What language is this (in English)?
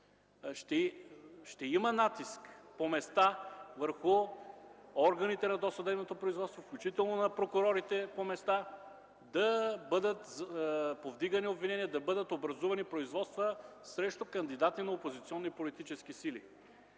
Bulgarian